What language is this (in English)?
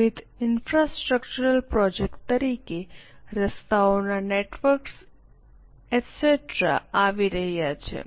Gujarati